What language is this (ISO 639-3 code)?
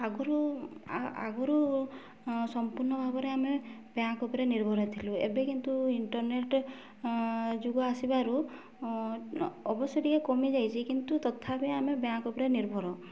ori